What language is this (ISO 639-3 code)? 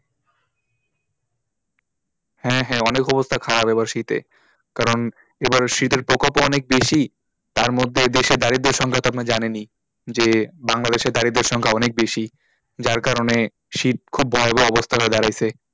ben